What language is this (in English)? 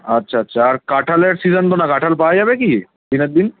Bangla